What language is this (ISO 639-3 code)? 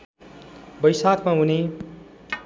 nep